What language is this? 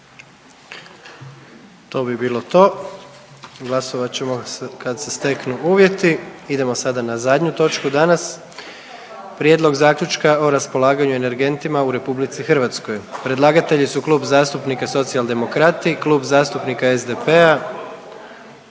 Croatian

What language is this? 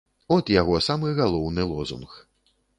Belarusian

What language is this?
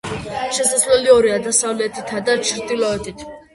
Georgian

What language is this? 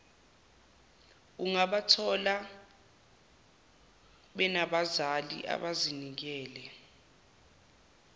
Zulu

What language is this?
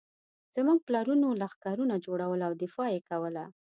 Pashto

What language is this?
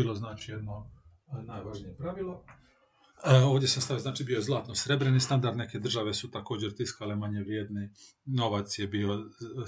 Croatian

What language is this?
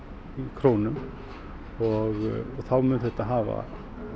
Icelandic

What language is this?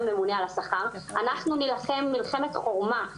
Hebrew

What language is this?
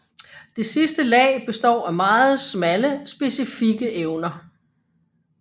Danish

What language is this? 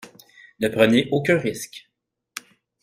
French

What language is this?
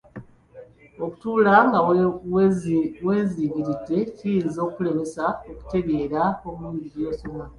Ganda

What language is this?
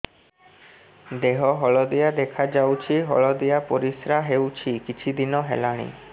Odia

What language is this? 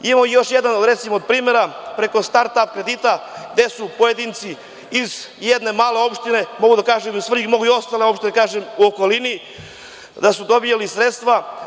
Serbian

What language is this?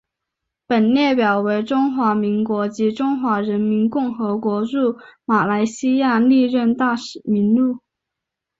Chinese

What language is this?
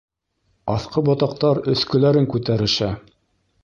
Bashkir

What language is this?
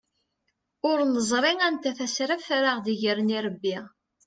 Kabyle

